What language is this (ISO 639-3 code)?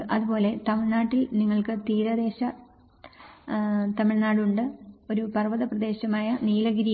mal